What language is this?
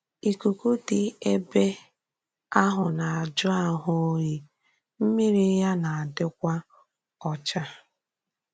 Igbo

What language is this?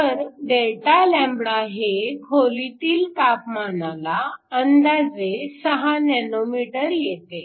Marathi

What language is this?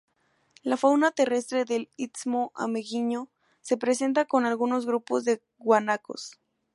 Spanish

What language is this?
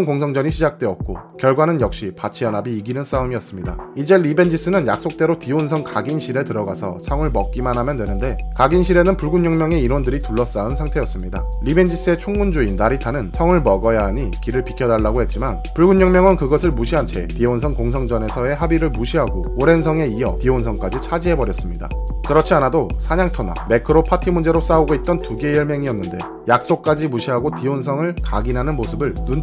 Korean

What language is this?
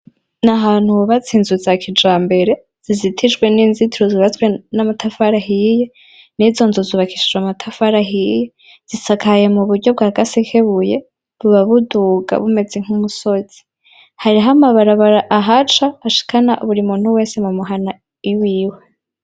Rundi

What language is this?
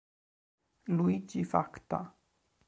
Italian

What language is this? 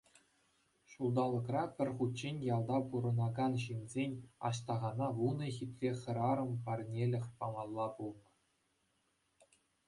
Chuvash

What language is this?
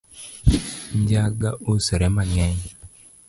Luo (Kenya and Tanzania)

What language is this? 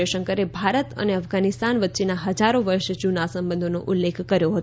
Gujarati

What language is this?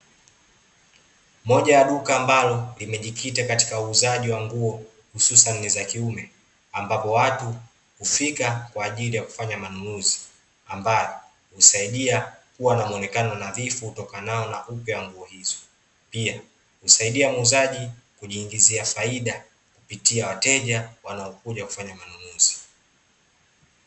Swahili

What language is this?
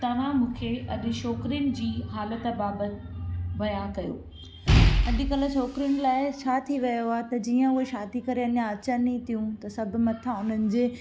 Sindhi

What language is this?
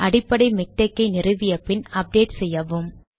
Tamil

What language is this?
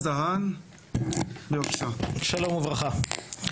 Hebrew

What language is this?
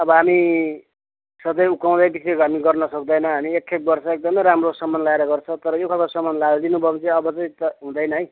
Nepali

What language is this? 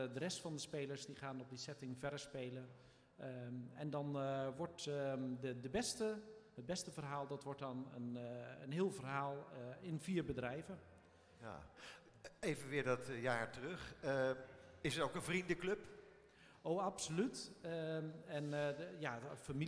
Dutch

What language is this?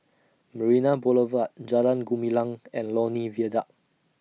English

